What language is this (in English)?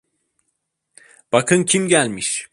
Turkish